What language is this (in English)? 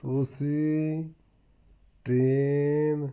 Punjabi